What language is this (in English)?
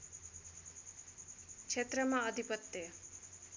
Nepali